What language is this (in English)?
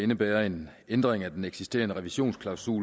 Danish